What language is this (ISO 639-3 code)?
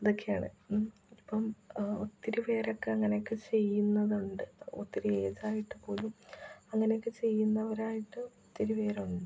mal